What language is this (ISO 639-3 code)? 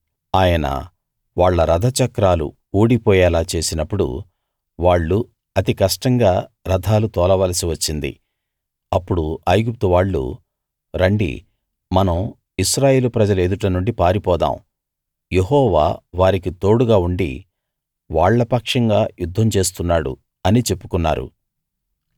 tel